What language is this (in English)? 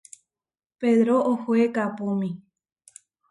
Huarijio